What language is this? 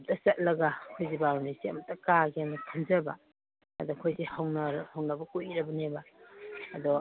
Manipuri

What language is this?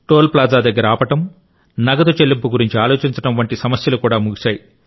Telugu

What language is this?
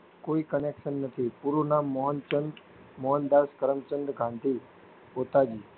Gujarati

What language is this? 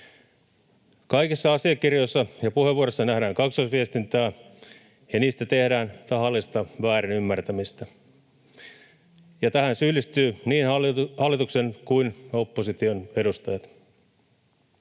Finnish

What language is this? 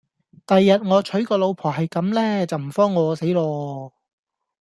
Cantonese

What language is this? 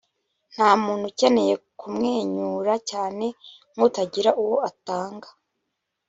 Kinyarwanda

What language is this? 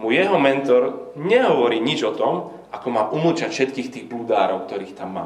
Slovak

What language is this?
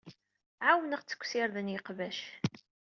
Kabyle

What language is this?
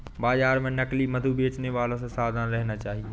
Hindi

